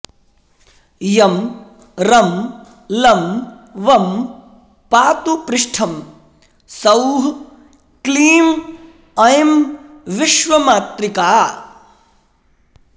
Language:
Sanskrit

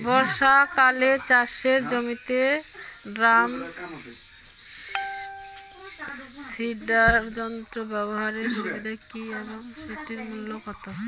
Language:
Bangla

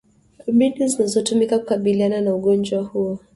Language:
Swahili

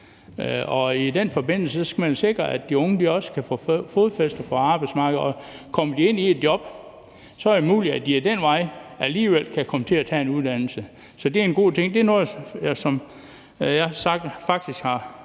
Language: Danish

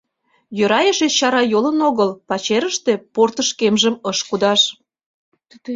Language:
Mari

